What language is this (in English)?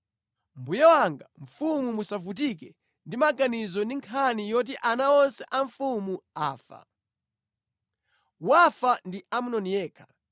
Nyanja